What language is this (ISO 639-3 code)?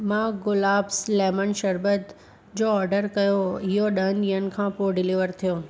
snd